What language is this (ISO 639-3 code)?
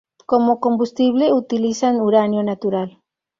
spa